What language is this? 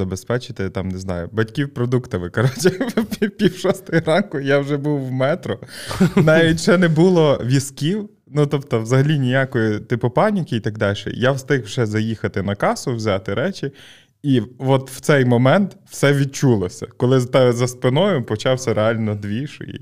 Ukrainian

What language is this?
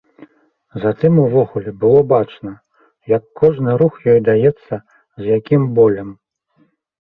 Belarusian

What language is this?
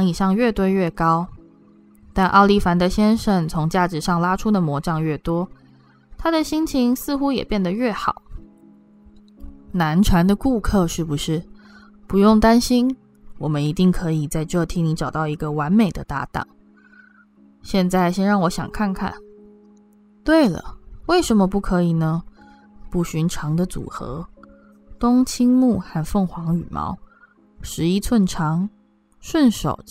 Chinese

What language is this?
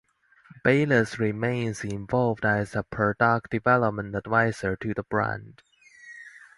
English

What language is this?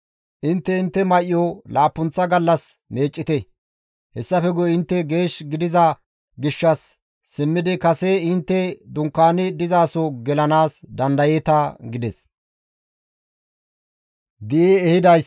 Gamo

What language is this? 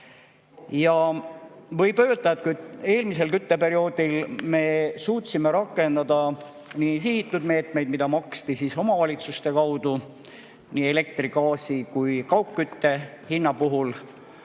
Estonian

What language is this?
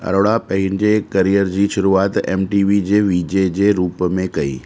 Sindhi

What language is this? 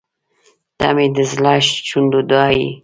Pashto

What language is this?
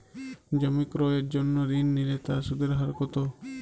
Bangla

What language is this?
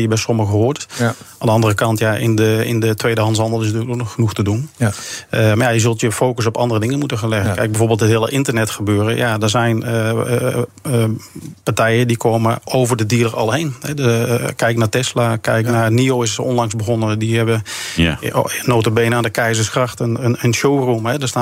Dutch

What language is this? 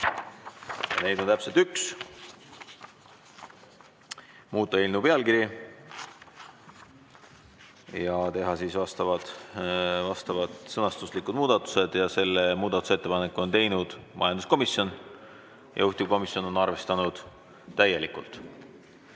Estonian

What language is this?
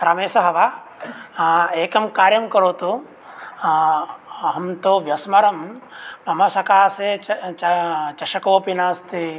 Sanskrit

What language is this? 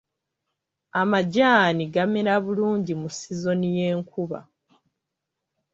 Ganda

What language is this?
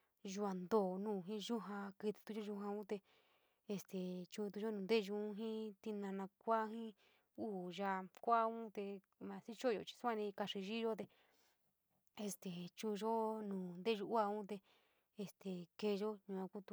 San Miguel El Grande Mixtec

